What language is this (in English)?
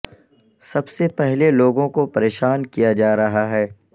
Urdu